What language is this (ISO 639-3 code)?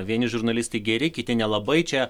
lit